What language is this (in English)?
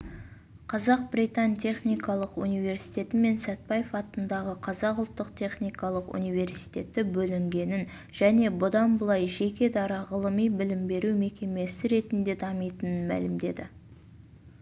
Kazakh